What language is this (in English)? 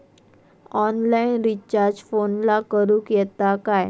Marathi